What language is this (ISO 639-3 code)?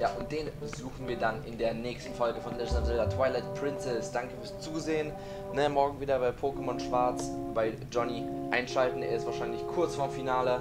deu